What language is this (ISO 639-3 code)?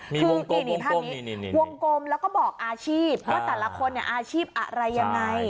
tha